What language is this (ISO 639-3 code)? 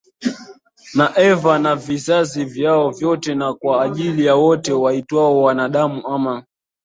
swa